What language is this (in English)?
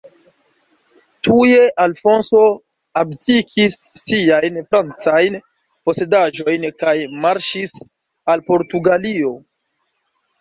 Esperanto